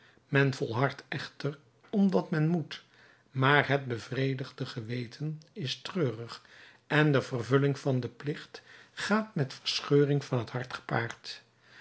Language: Dutch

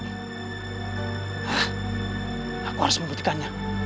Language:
Indonesian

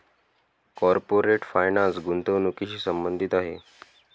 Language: Marathi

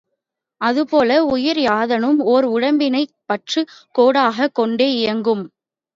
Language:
Tamil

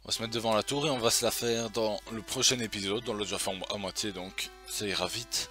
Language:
French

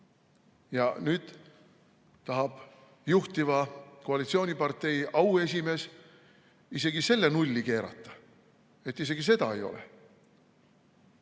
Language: Estonian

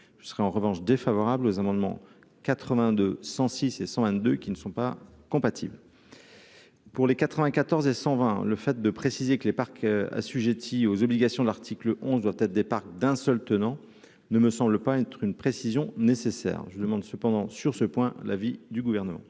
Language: French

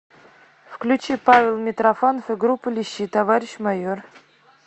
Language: Russian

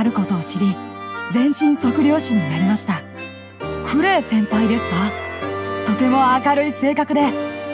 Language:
Japanese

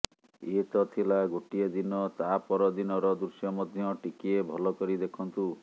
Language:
Odia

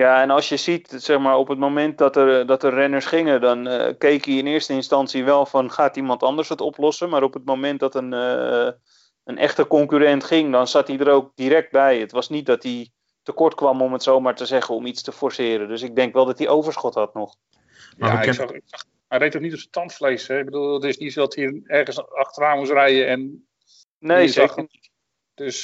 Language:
Dutch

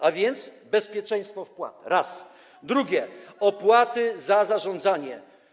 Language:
Polish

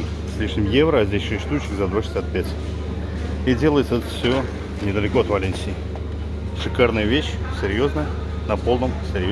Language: Russian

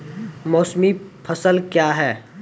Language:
Maithili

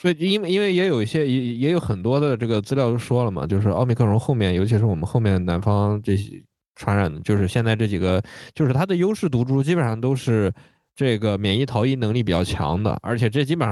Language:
Chinese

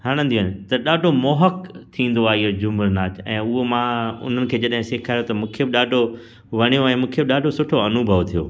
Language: Sindhi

